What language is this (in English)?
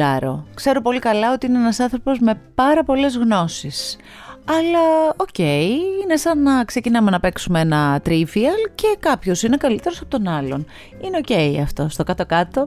Greek